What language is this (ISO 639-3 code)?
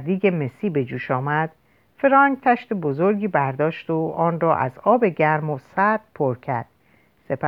fas